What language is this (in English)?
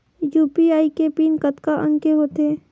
Chhattisgarhi